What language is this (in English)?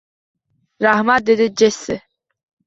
Uzbek